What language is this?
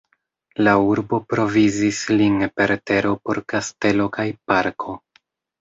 Esperanto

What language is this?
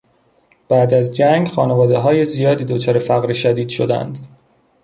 Persian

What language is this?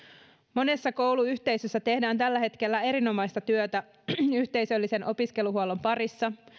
Finnish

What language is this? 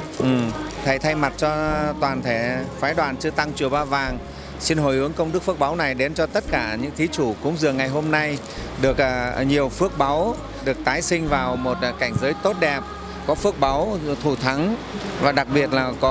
Vietnamese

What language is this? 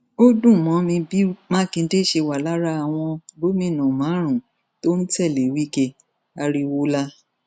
Yoruba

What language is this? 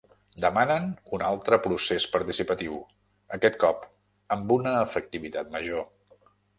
Catalan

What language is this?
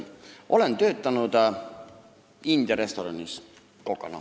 Estonian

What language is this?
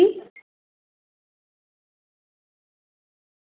Sindhi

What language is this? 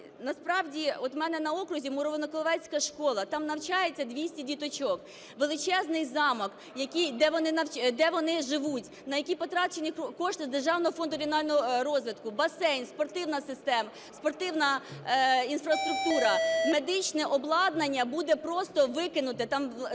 Ukrainian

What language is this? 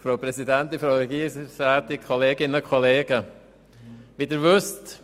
Swiss German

